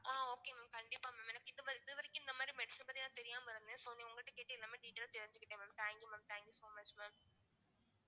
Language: Tamil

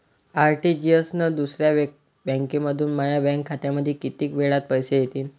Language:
Marathi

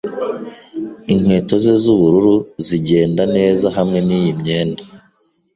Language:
Kinyarwanda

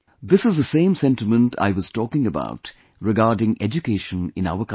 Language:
English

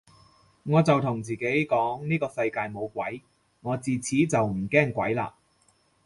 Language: Cantonese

